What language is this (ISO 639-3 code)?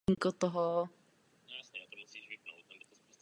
ces